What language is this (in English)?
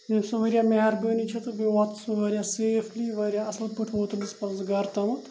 Kashmiri